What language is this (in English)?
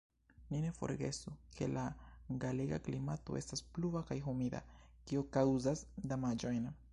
Esperanto